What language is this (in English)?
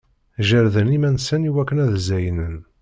Kabyle